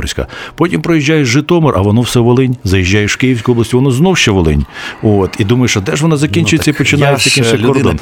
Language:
Ukrainian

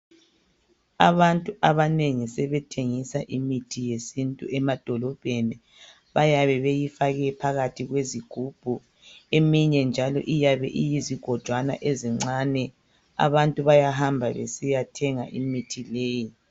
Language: North Ndebele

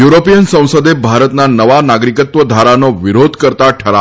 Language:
Gujarati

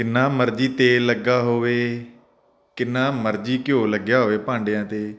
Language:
Punjabi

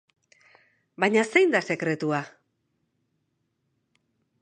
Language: Basque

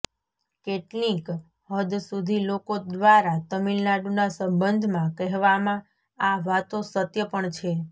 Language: Gujarati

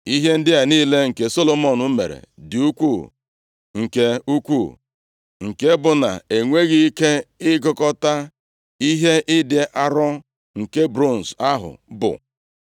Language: Igbo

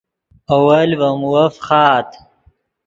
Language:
Yidgha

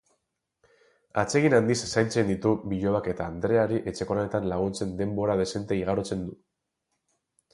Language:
Basque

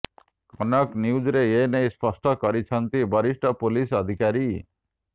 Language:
Odia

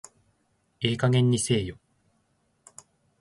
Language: Japanese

